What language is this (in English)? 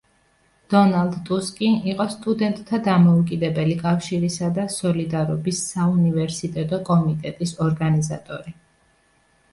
Georgian